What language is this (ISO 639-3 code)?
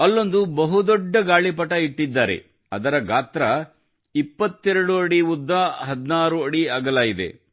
kan